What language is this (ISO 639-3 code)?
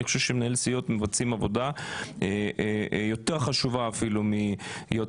heb